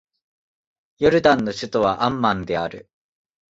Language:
Japanese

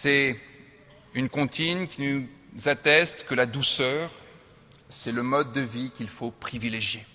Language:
French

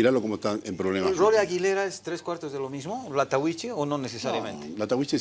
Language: Spanish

